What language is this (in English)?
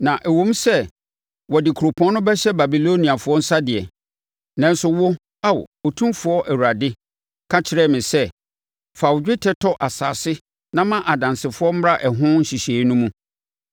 Akan